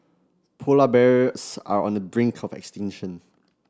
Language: English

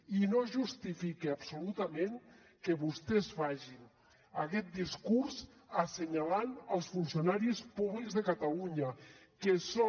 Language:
Catalan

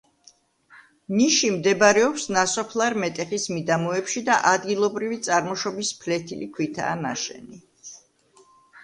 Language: Georgian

